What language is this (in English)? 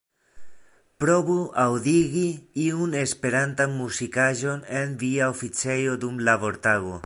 Esperanto